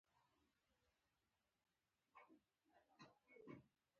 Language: Pashto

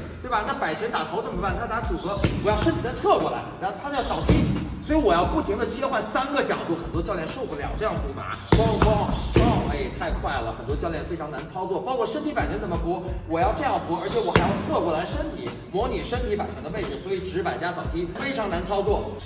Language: Chinese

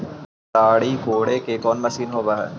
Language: Magahi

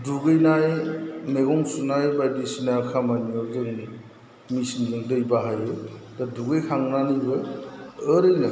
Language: Bodo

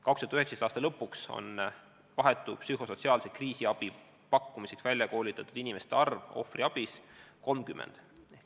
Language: Estonian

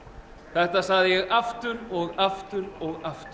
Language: Icelandic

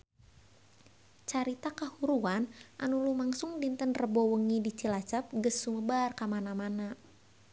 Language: Sundanese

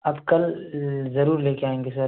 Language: Urdu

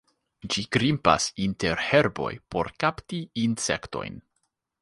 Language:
Esperanto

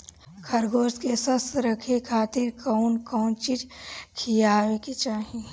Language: Bhojpuri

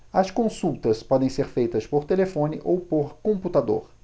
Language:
Portuguese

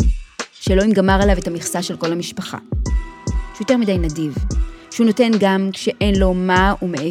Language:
Hebrew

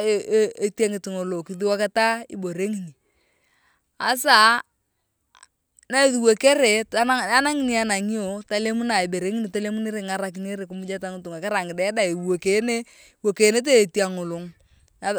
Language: Turkana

